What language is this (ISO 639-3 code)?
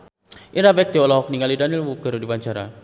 sun